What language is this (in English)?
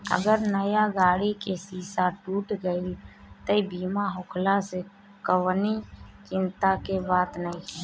Bhojpuri